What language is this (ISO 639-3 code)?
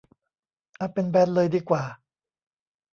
tha